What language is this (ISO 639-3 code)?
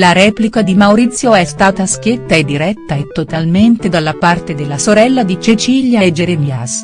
ita